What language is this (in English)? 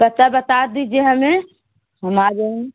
Urdu